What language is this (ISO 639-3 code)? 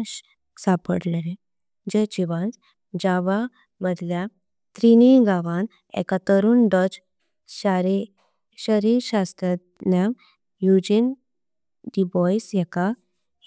kok